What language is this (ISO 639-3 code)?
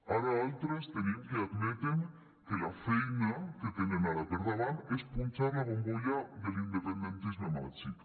cat